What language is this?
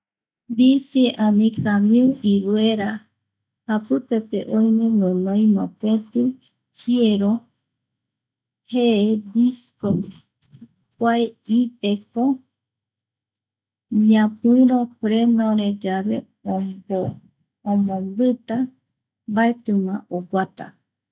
Eastern Bolivian Guaraní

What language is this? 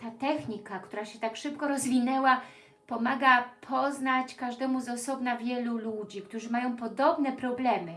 Polish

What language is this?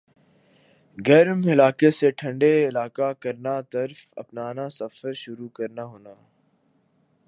Urdu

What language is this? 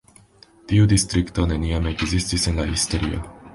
Esperanto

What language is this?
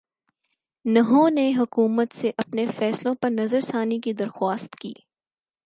Urdu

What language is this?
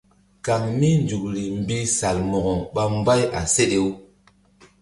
Mbum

